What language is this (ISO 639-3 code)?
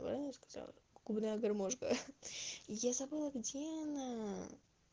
rus